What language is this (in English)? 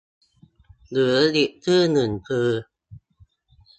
Thai